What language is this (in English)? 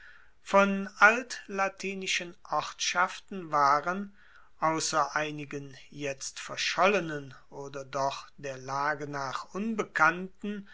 German